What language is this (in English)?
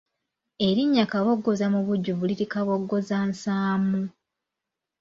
Ganda